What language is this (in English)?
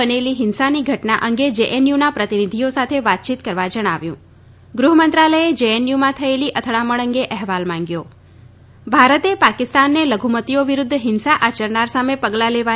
Gujarati